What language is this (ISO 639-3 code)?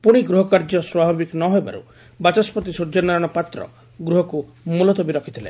ori